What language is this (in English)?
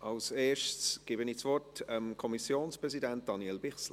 Swiss German